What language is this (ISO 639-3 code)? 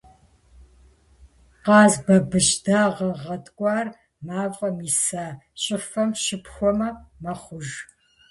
kbd